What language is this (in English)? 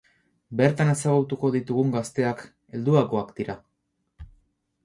Basque